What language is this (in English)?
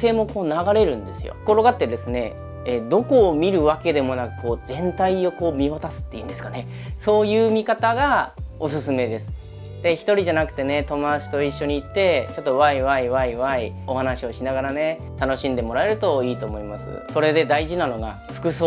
Japanese